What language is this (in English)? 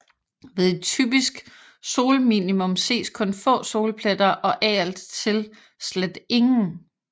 Danish